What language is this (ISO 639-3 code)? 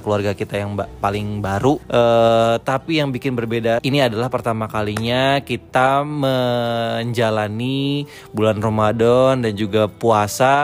ind